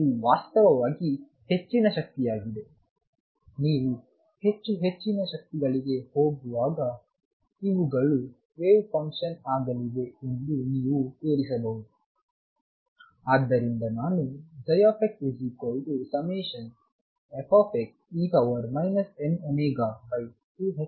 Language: Kannada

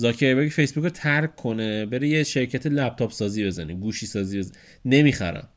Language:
Persian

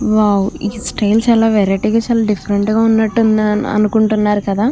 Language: Telugu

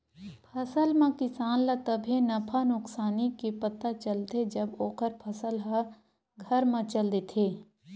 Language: Chhattisgarhi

